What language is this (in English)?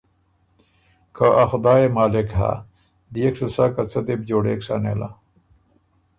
Ormuri